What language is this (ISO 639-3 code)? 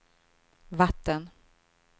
swe